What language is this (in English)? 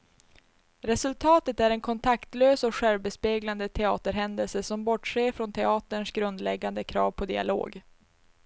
Swedish